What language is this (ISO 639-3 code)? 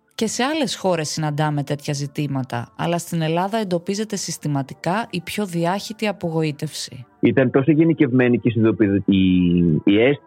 ell